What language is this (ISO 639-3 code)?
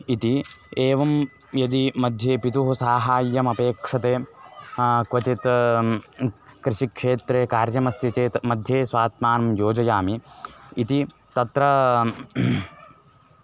san